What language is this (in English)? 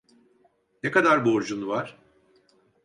Turkish